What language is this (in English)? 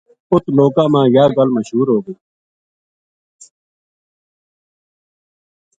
Gujari